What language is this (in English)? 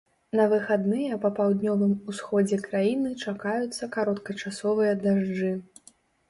Belarusian